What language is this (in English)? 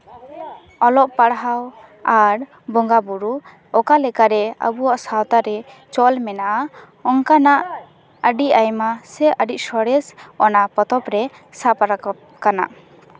Santali